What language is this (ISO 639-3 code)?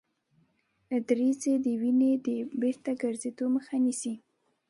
pus